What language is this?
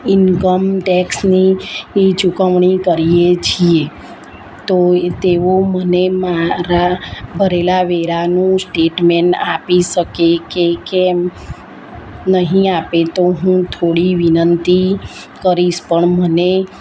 Gujarati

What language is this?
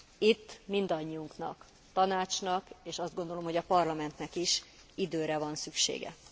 Hungarian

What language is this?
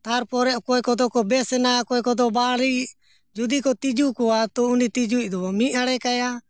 Santali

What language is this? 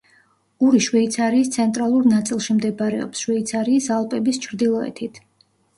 Georgian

